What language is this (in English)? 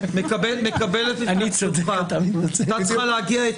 Hebrew